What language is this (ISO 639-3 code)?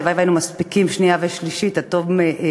heb